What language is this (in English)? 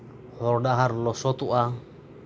Santali